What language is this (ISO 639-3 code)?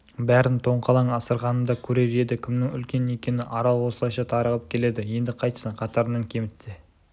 kaz